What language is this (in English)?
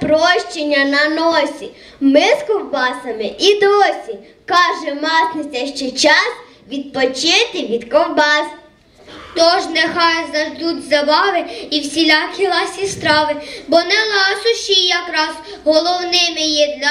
Ukrainian